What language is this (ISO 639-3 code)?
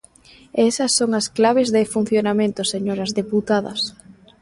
glg